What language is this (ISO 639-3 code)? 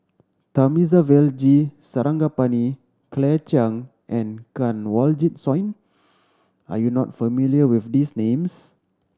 eng